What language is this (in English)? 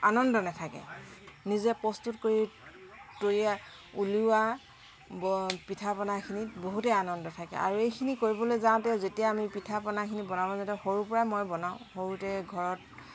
Assamese